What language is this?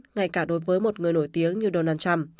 Vietnamese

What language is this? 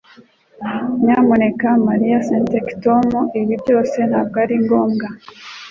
Kinyarwanda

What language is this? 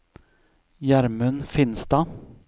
Norwegian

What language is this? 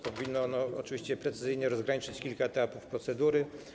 Polish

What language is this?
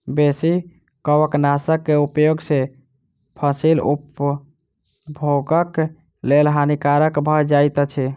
Maithili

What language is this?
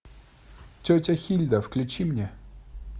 Russian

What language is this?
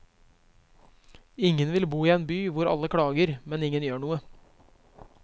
Norwegian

